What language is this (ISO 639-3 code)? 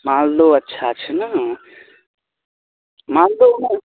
mai